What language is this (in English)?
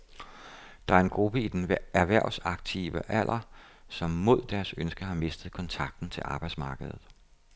Danish